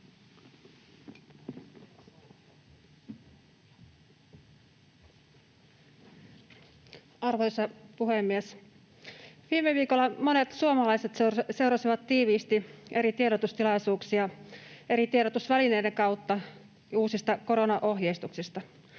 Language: Finnish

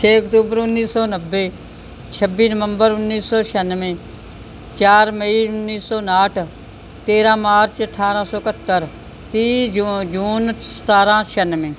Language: Punjabi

